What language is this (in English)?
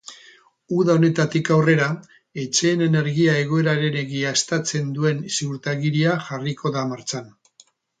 Basque